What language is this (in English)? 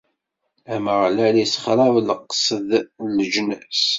Kabyle